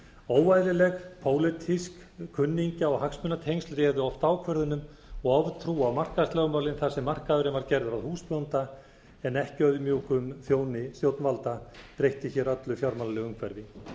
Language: Icelandic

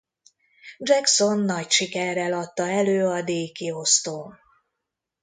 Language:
Hungarian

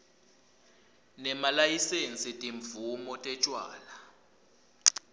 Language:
Swati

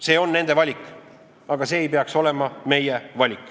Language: Estonian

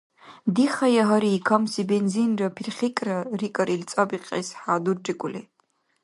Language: Dargwa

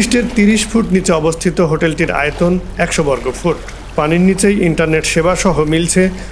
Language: Romanian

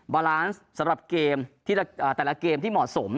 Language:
Thai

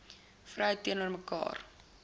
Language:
Afrikaans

